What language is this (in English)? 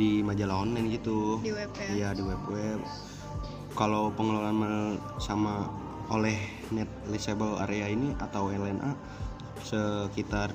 Indonesian